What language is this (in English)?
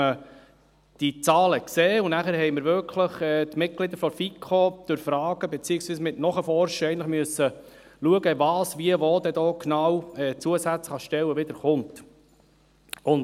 Swiss German